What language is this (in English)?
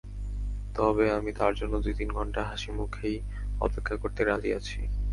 Bangla